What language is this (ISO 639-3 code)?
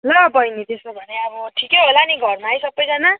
nep